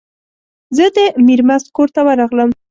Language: Pashto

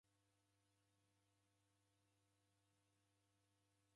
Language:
Taita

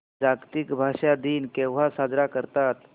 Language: Marathi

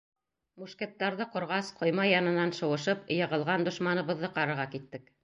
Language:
Bashkir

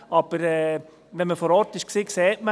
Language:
Swiss German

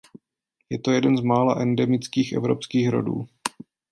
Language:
Czech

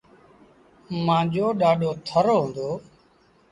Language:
Sindhi Bhil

